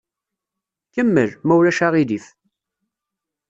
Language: Kabyle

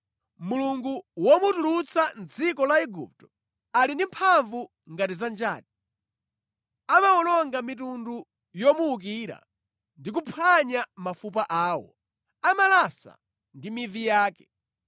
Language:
Nyanja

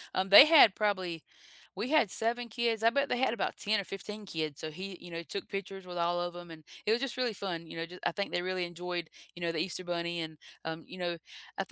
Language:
English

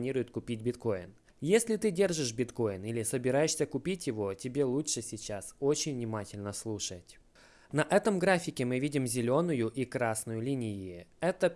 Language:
Russian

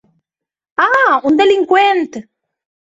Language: Catalan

